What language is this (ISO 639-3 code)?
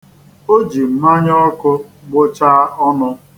ibo